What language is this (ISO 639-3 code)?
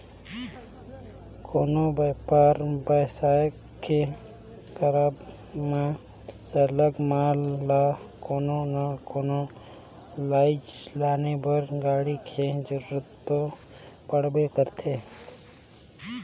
hne